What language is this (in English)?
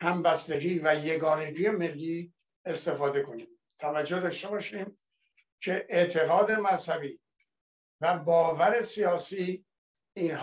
Persian